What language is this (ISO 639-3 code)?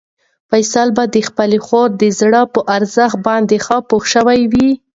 pus